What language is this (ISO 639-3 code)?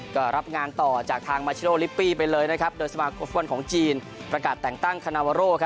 tha